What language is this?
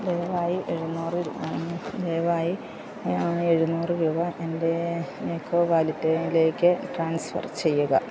Malayalam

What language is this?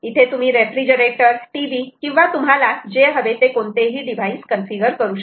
Marathi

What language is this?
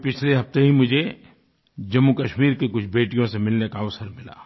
Hindi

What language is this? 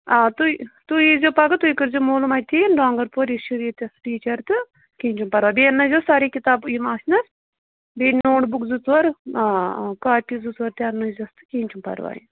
Kashmiri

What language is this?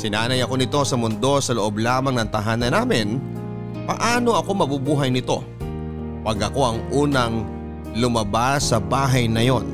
Filipino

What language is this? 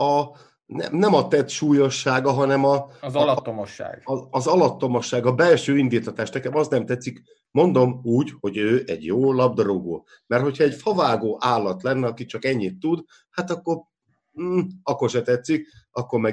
Hungarian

